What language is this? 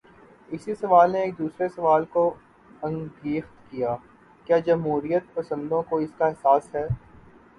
Urdu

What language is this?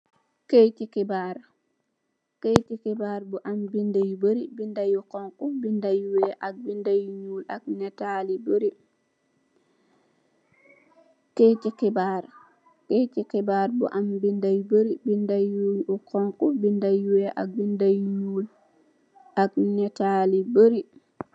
Wolof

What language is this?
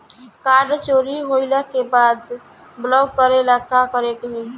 Bhojpuri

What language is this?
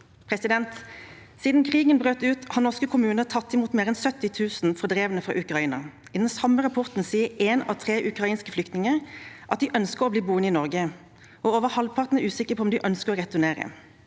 Norwegian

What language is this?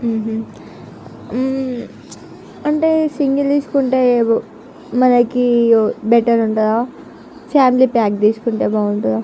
Telugu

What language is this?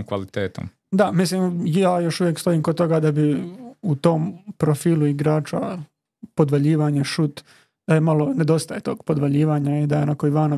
Croatian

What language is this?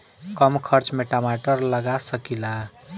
Bhojpuri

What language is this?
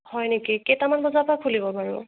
Assamese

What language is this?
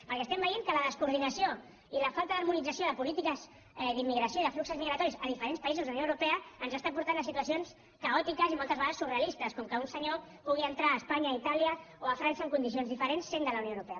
Catalan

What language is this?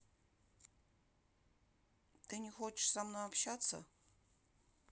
Russian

